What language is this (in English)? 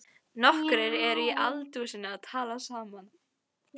Icelandic